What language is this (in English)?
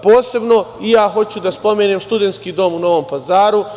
Serbian